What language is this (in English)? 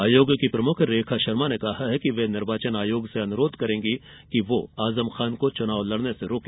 Hindi